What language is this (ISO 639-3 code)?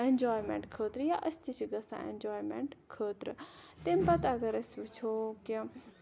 kas